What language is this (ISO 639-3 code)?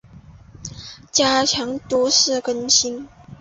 zho